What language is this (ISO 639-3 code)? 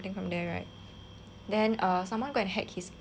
eng